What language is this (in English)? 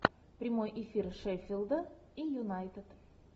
Russian